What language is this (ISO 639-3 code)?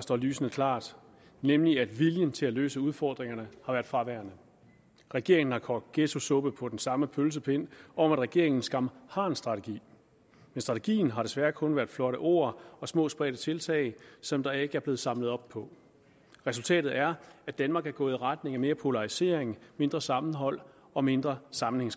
dan